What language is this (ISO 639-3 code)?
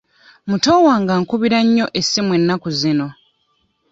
lug